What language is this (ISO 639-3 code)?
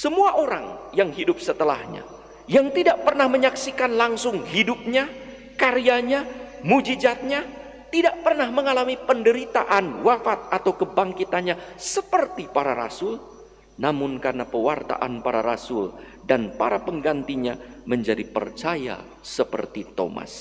ind